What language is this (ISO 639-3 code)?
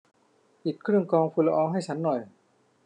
tha